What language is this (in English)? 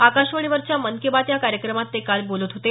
Marathi